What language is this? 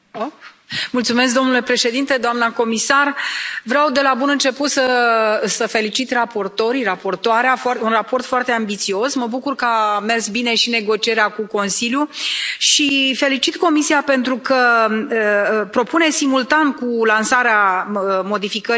Romanian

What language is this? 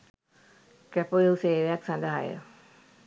Sinhala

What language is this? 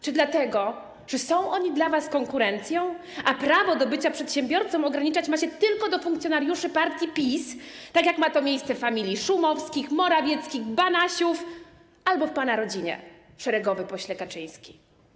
Polish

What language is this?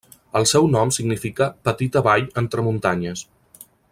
Catalan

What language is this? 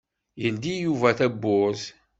Kabyle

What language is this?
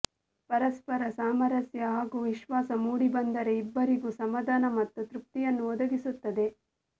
Kannada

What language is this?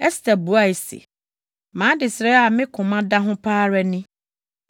Akan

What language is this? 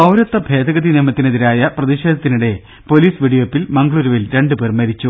Malayalam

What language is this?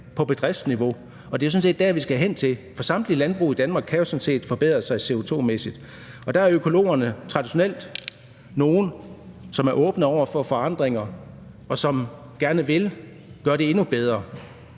Danish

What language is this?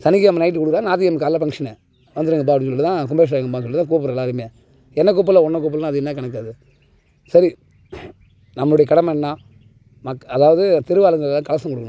Tamil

